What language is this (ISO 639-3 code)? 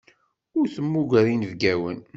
kab